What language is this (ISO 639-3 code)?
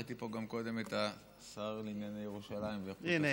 heb